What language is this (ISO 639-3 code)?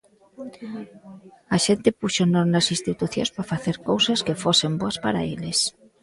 glg